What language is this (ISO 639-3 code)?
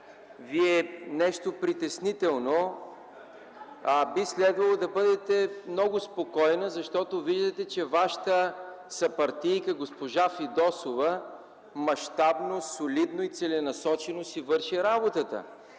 bul